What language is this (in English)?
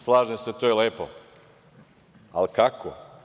Serbian